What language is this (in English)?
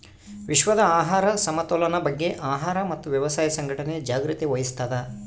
Kannada